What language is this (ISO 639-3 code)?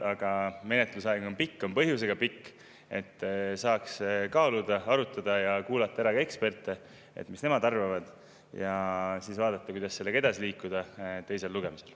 est